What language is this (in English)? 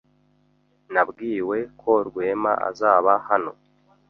Kinyarwanda